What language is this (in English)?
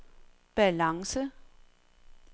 Danish